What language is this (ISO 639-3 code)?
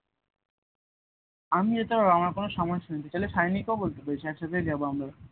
ben